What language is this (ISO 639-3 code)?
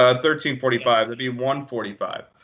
eng